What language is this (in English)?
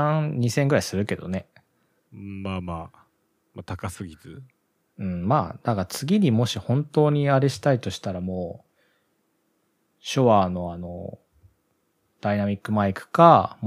Japanese